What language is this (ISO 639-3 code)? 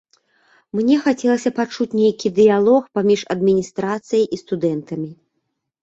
bel